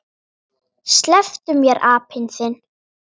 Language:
Icelandic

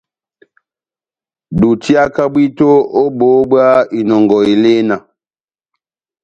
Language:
Batanga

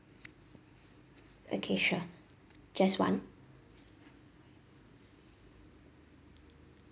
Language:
English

